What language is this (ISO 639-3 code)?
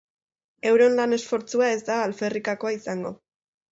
eus